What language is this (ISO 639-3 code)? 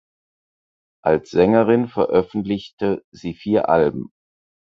deu